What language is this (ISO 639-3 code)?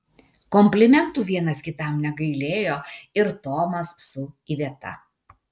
lit